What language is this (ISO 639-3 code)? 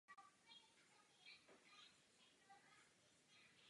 ces